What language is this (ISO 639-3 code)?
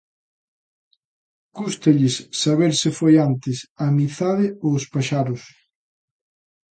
glg